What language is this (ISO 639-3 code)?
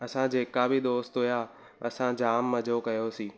snd